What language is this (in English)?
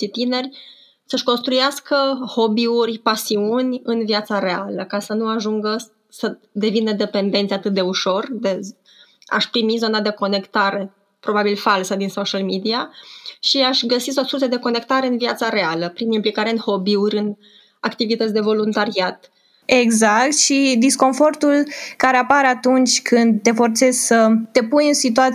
Romanian